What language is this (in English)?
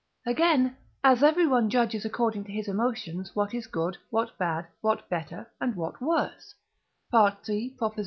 English